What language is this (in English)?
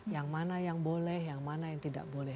Indonesian